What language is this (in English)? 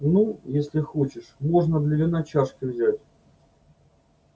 Russian